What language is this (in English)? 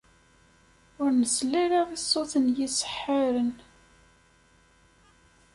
Kabyle